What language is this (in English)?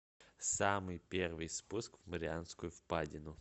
Russian